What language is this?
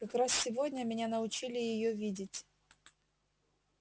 Russian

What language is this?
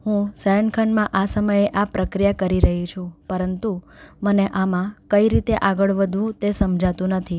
Gujarati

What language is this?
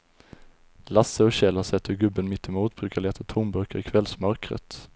Swedish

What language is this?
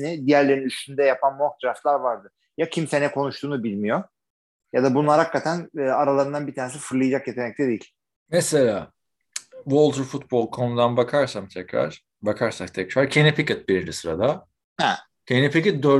Turkish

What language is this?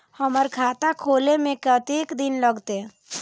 Maithili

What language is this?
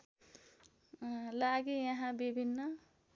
Nepali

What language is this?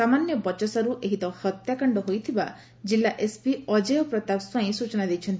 Odia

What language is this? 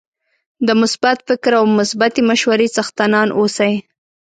Pashto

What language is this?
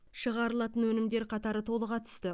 Kazakh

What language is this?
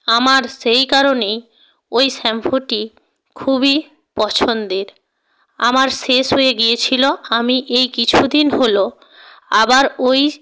Bangla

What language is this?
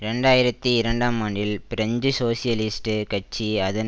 Tamil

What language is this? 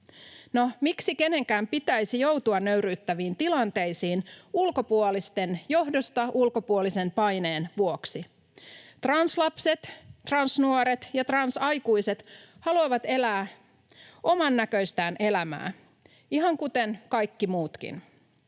Finnish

